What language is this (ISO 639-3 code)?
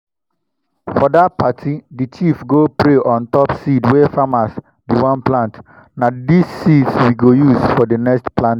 pcm